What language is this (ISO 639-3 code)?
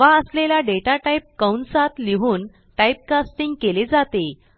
mar